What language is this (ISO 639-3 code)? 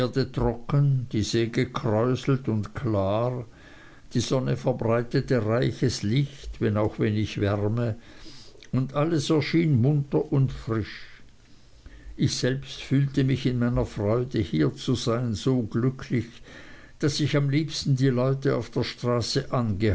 deu